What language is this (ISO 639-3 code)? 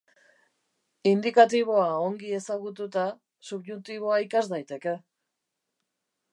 eus